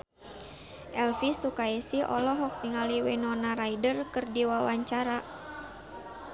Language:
Sundanese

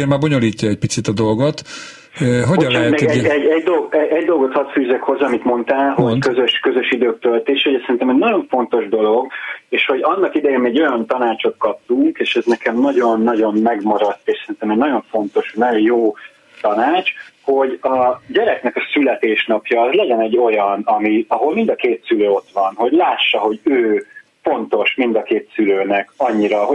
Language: Hungarian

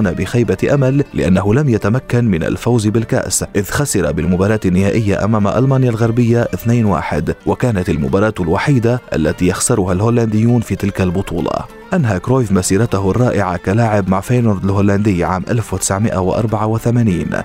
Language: Arabic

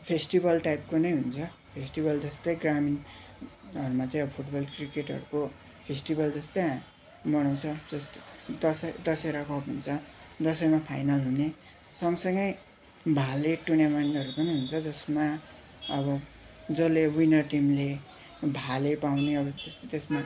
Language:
Nepali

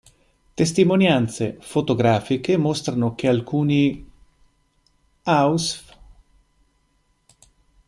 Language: Italian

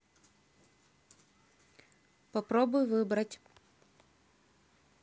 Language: Russian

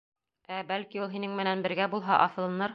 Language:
Bashkir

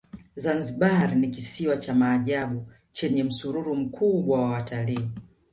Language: Swahili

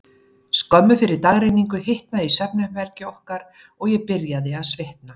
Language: Icelandic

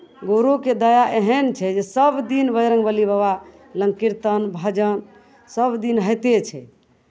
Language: Maithili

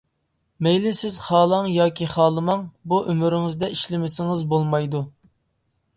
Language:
Uyghur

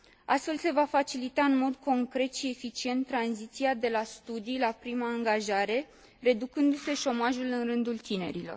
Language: Romanian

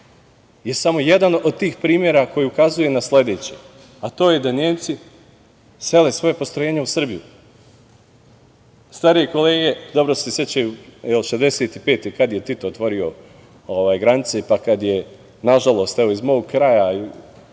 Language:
Serbian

